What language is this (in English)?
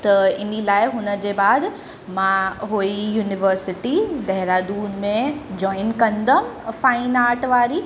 Sindhi